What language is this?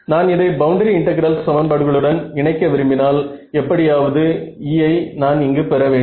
Tamil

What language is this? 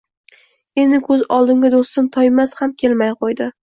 Uzbek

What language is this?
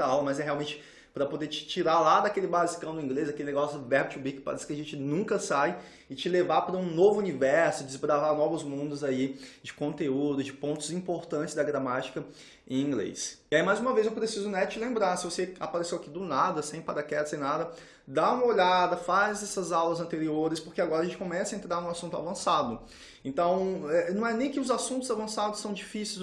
Portuguese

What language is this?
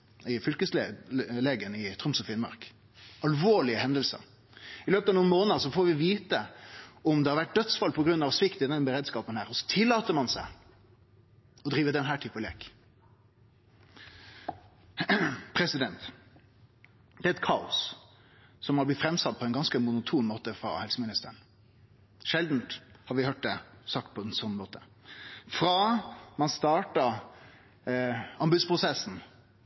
Norwegian Nynorsk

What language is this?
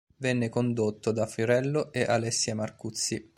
Italian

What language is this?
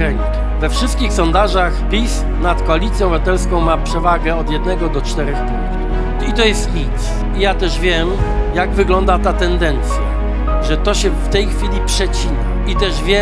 Polish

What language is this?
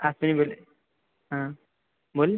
Maithili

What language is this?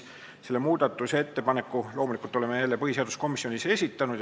Estonian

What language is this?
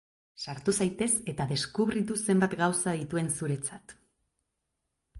Basque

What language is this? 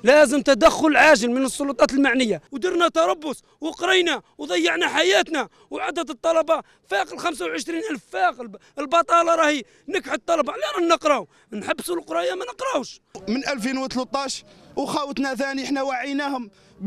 Arabic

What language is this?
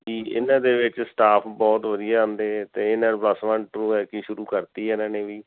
Punjabi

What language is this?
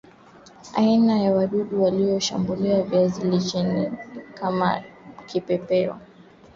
Swahili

